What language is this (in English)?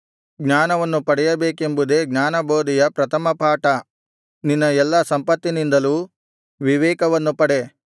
Kannada